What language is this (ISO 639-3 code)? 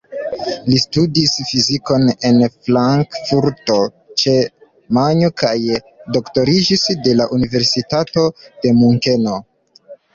epo